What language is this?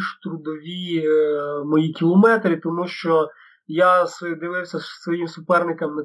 Ukrainian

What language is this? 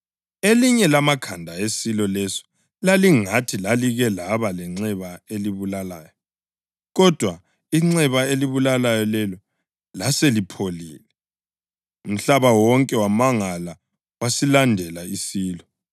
North Ndebele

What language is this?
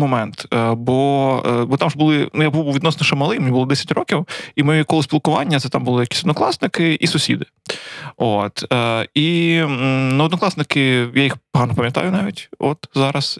Ukrainian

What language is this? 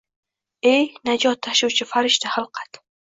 Uzbek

